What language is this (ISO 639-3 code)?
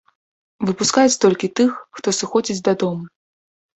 bel